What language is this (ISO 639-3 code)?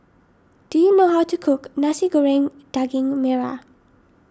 eng